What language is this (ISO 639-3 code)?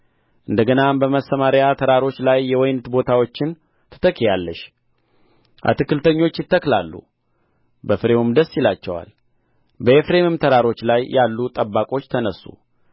amh